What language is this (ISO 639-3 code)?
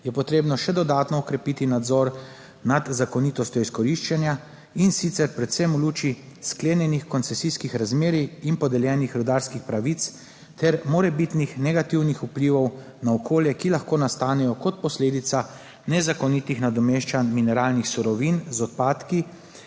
slv